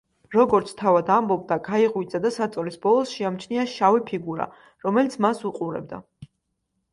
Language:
Georgian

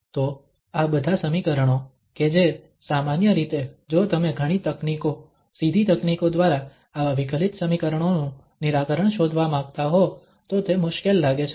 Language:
Gujarati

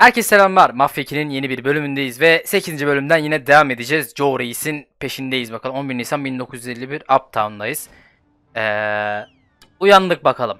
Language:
Turkish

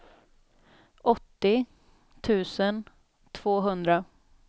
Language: Swedish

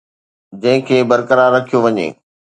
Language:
Sindhi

